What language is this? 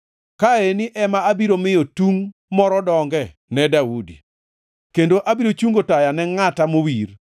Luo (Kenya and Tanzania)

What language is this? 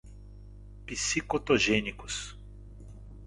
Portuguese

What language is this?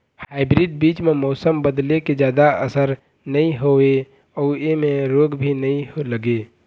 Chhattisgarhi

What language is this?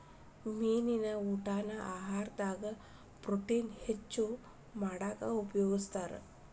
Kannada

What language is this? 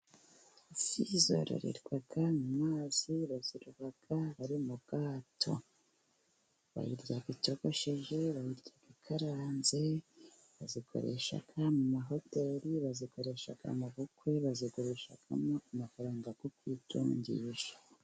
Kinyarwanda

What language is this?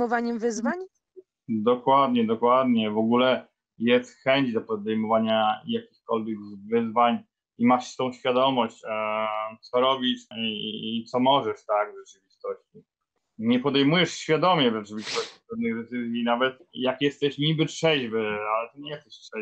Polish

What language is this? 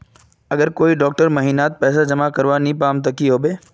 Magahi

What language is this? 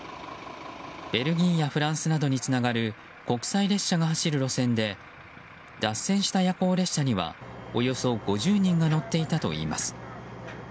Japanese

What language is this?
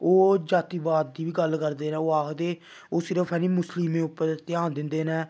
Dogri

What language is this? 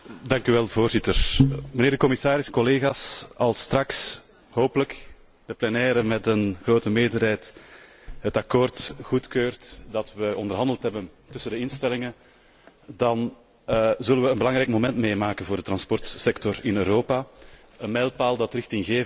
Dutch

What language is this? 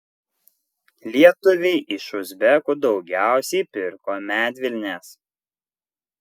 Lithuanian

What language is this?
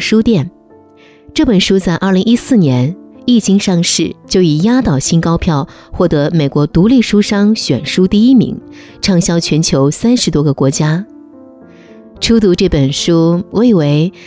Chinese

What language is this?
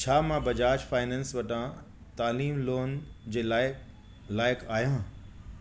Sindhi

